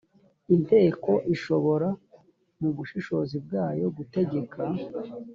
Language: Kinyarwanda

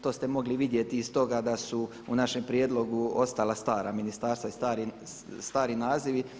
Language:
Croatian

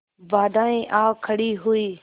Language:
Hindi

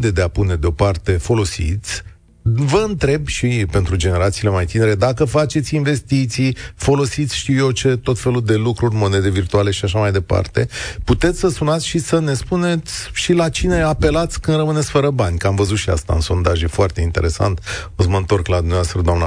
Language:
Romanian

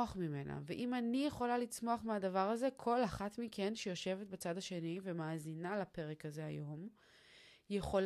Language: Hebrew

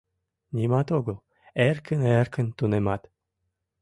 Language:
Mari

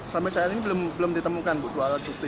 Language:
Indonesian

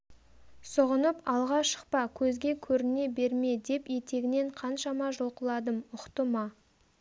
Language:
Kazakh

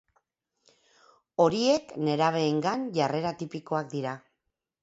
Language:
Basque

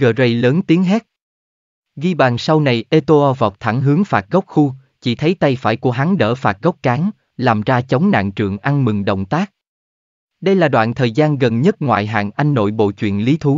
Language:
Vietnamese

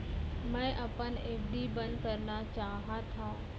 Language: Chhattisgarhi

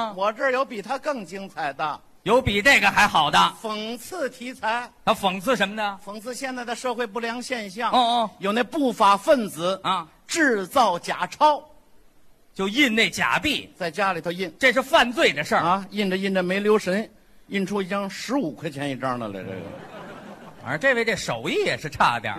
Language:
Chinese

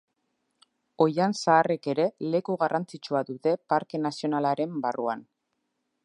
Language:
Basque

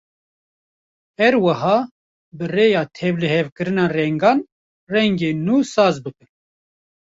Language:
Kurdish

